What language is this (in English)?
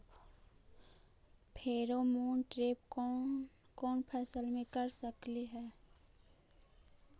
Magahi